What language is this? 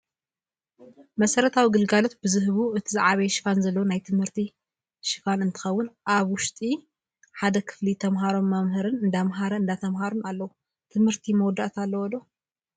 Tigrinya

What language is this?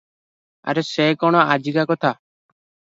Odia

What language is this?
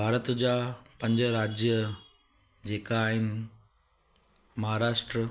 Sindhi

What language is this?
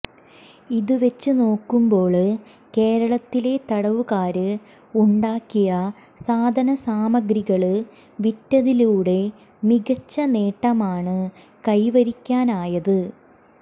Malayalam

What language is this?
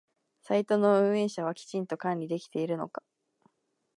Japanese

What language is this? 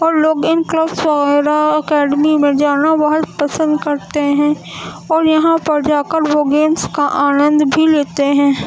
Urdu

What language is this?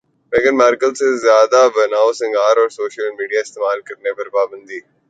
Urdu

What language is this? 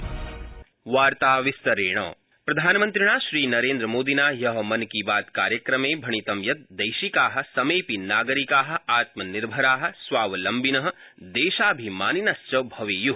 Sanskrit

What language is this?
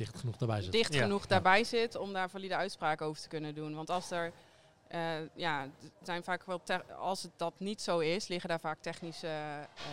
Dutch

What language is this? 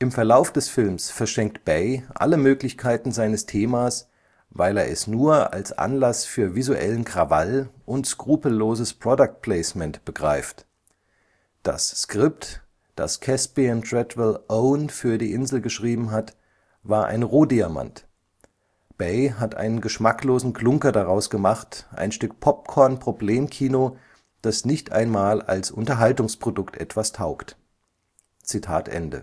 German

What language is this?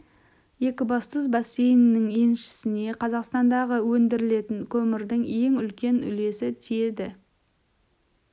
Kazakh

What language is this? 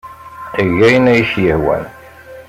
Kabyle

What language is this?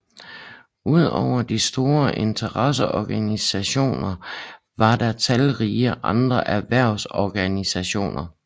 Danish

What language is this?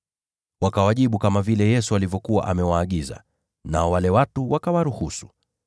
Swahili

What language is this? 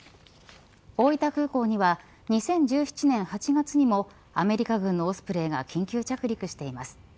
Japanese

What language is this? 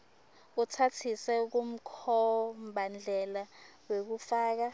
Swati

